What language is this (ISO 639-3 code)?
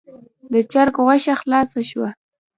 pus